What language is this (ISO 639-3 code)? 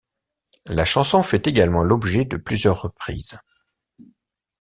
fra